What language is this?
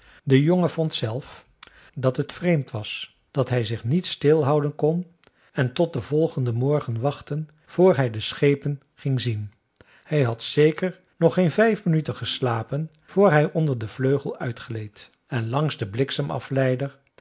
Dutch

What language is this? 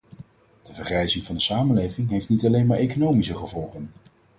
Dutch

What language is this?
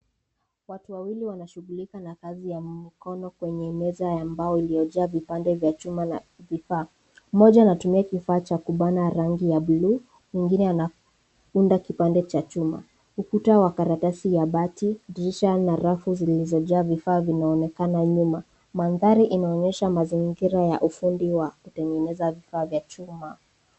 Swahili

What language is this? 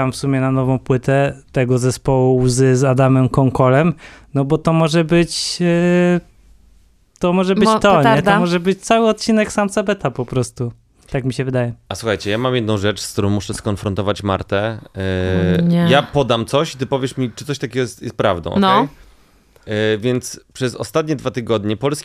Polish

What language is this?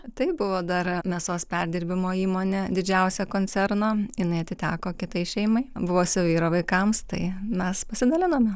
Lithuanian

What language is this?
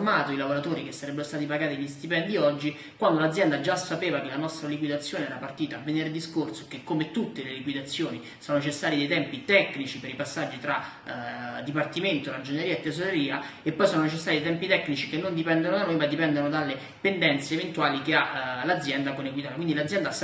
Italian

